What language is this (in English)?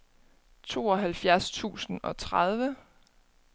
Danish